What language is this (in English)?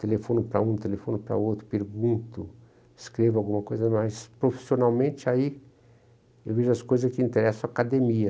Portuguese